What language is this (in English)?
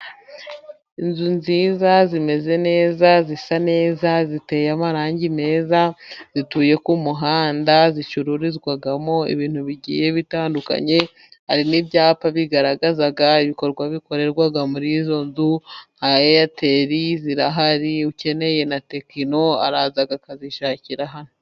Kinyarwanda